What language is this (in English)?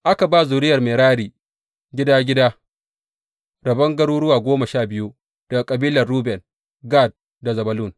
Hausa